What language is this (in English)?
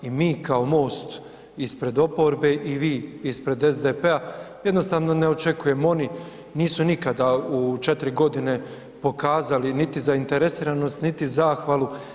Croatian